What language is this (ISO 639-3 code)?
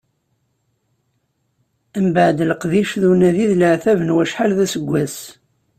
kab